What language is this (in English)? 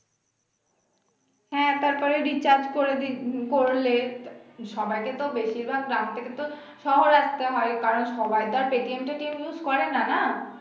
Bangla